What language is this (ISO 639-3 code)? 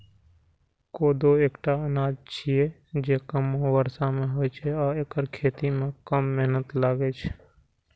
mai